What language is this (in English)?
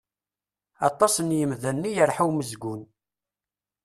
Kabyle